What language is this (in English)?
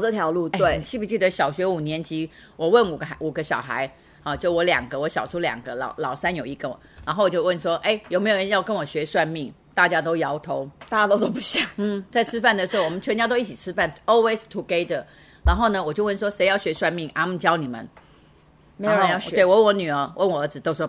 Chinese